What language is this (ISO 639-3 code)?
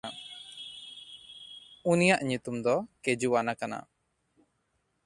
sat